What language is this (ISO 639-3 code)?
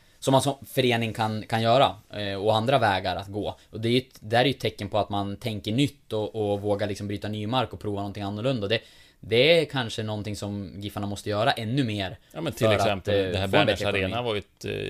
swe